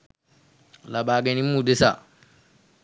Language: Sinhala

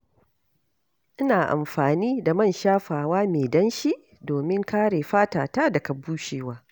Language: Hausa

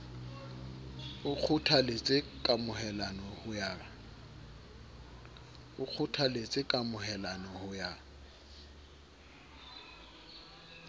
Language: Southern Sotho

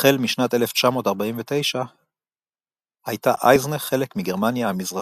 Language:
Hebrew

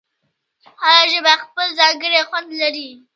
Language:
Pashto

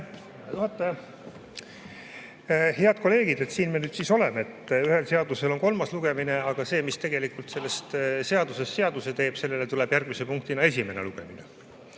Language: Estonian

